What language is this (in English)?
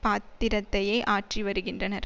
Tamil